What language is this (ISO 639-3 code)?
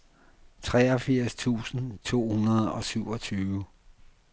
dan